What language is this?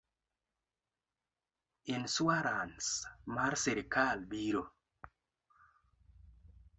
Luo (Kenya and Tanzania)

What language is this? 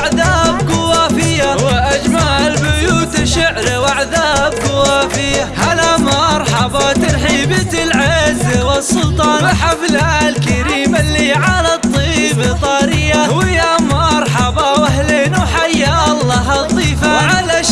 Arabic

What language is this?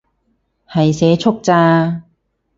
Cantonese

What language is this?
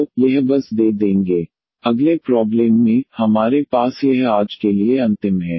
Hindi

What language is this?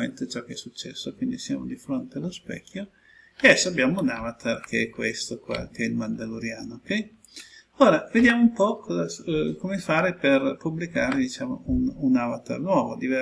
Italian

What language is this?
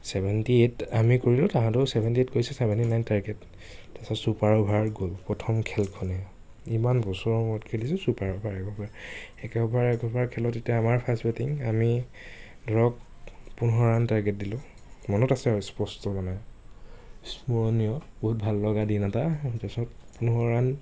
Assamese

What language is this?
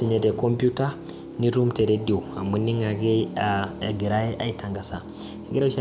Masai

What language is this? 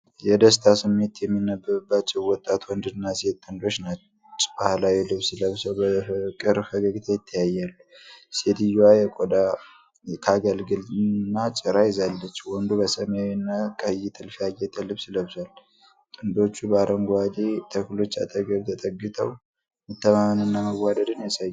Amharic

